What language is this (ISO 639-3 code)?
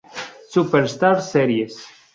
spa